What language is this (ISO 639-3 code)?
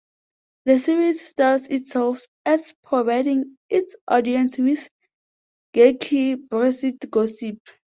eng